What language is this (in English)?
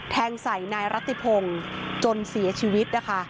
Thai